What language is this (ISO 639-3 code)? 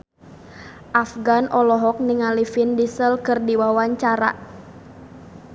sun